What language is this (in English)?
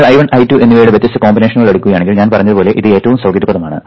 Malayalam